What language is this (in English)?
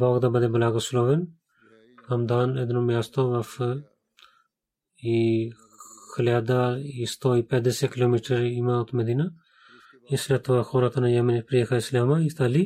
Bulgarian